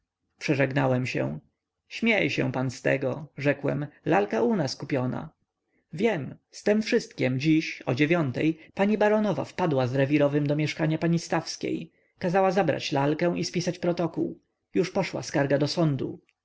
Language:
Polish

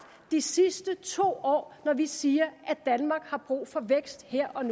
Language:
Danish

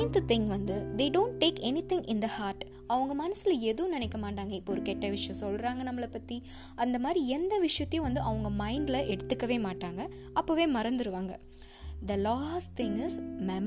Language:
Tamil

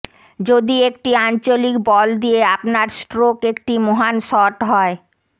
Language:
Bangla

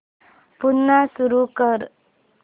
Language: Marathi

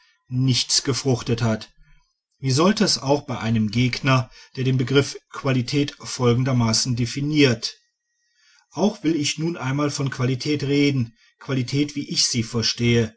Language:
German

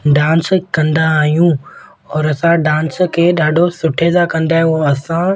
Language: Sindhi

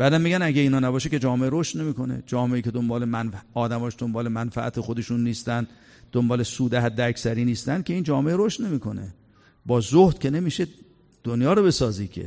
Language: Persian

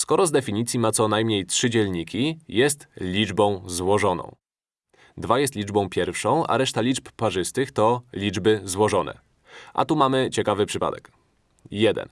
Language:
Polish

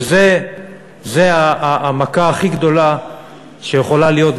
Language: Hebrew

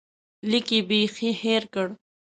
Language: Pashto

